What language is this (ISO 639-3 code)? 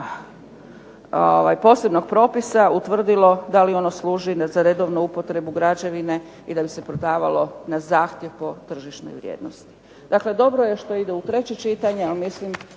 hrv